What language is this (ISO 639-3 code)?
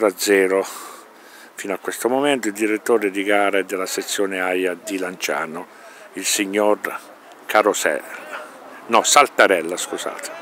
ita